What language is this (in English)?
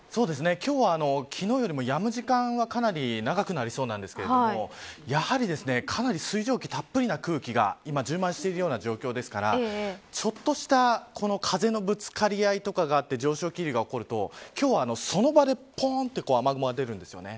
Japanese